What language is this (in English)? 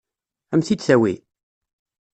Kabyle